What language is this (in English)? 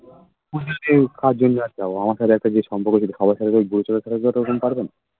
Bangla